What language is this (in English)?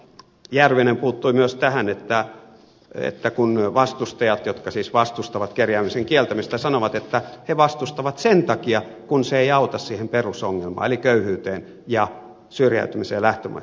Finnish